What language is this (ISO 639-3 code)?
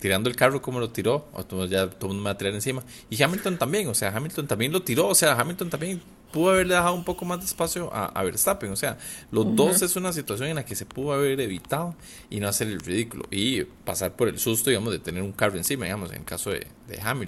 spa